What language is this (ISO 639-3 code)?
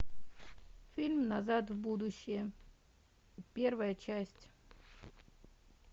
rus